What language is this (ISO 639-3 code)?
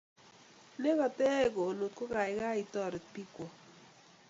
kln